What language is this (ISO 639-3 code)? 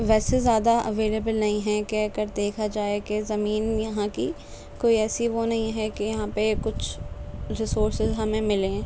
urd